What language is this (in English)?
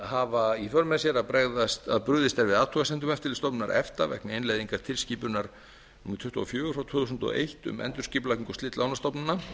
Icelandic